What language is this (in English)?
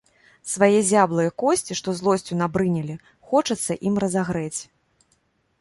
Belarusian